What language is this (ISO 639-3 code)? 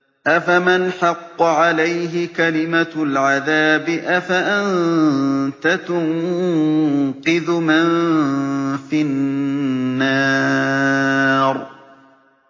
ara